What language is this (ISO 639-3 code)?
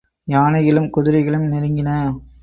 tam